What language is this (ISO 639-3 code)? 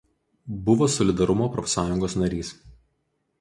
lit